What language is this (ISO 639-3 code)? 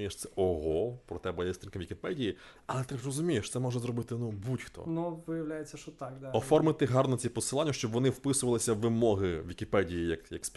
ukr